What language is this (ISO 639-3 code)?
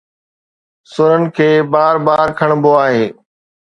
snd